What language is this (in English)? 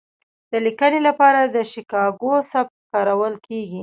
Pashto